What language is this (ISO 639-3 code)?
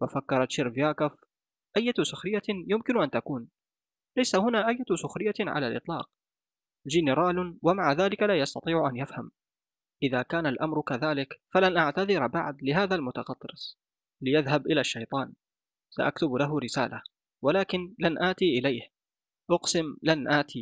ara